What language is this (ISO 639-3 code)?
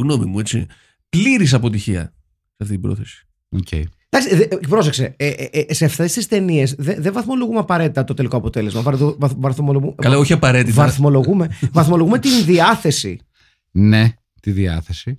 ell